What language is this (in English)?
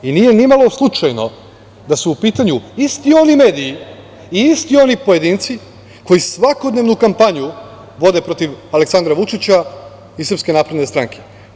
Serbian